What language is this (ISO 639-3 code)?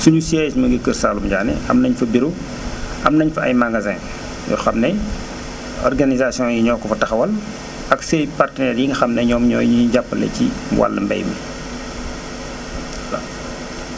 wol